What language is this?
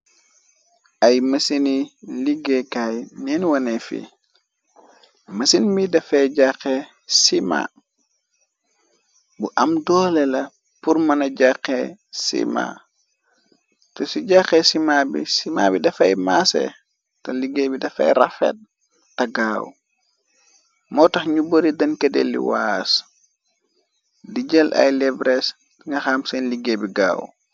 Wolof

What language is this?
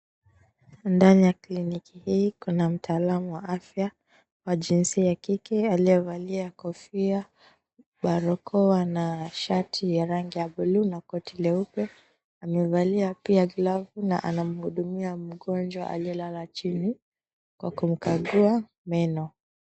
Swahili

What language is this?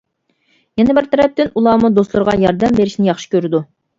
Uyghur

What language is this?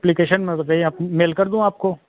Hindi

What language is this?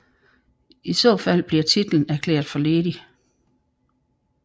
Danish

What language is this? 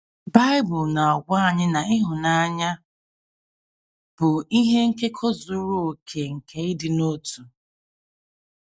Igbo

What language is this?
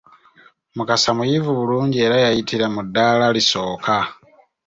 Ganda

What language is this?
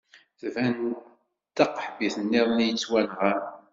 Kabyle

